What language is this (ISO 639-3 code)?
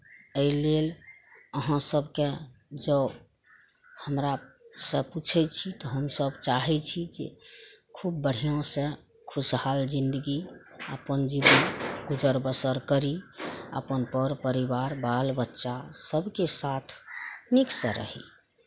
mai